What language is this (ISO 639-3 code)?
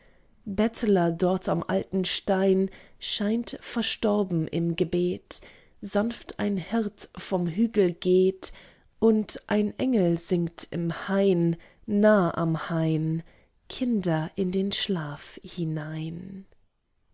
deu